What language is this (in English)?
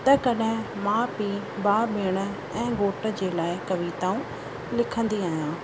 Sindhi